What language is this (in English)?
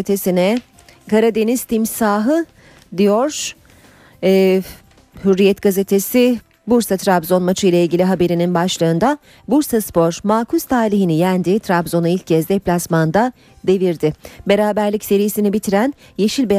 Turkish